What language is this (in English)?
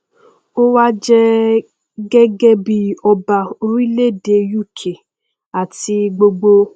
Yoruba